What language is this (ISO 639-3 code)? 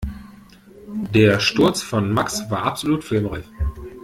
deu